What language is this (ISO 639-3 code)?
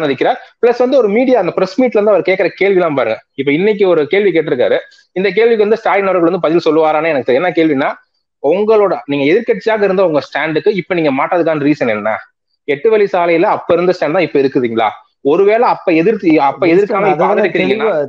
eng